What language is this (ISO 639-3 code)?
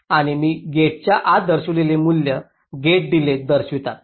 mar